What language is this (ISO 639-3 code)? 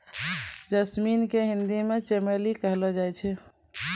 mai